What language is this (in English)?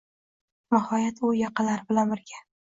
Uzbek